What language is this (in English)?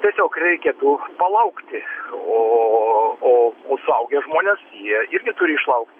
Lithuanian